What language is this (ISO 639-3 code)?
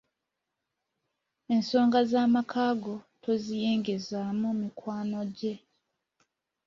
lug